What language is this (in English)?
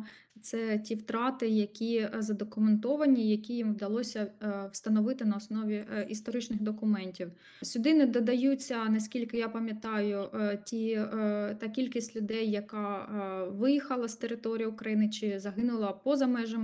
Ukrainian